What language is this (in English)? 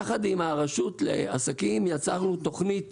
Hebrew